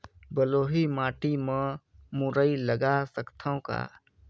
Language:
Chhattisgarhi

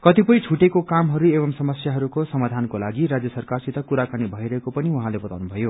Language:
Nepali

